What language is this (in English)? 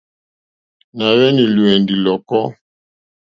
Mokpwe